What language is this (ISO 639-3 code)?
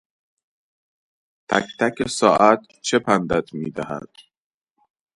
fas